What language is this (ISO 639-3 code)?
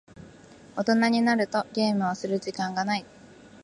jpn